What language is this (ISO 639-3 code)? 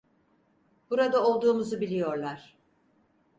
tur